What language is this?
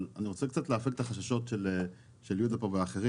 Hebrew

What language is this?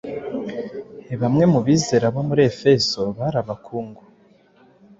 Kinyarwanda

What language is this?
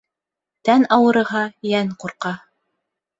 Bashkir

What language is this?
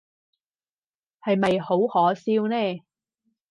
Cantonese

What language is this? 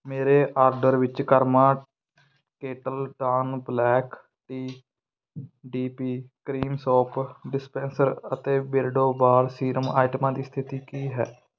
Punjabi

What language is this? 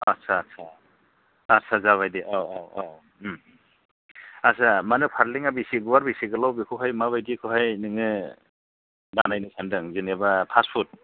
Bodo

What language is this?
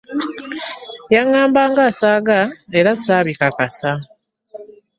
Ganda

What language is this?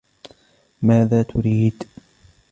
Arabic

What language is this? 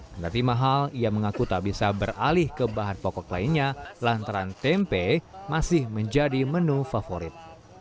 Indonesian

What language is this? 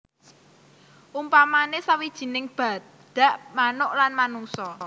Javanese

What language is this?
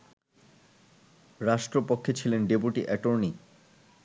Bangla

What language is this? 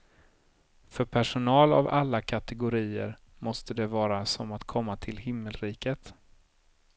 Swedish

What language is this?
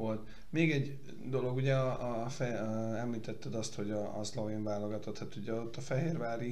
Hungarian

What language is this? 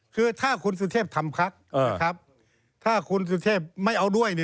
Thai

